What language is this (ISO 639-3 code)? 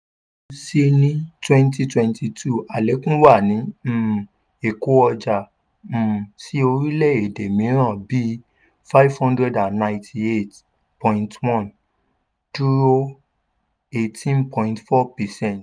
yor